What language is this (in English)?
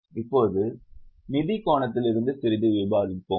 Tamil